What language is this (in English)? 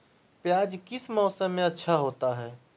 Magahi